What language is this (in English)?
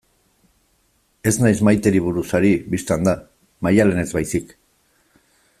Basque